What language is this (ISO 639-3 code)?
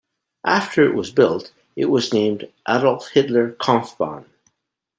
eng